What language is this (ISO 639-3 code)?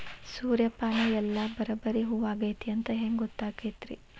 kan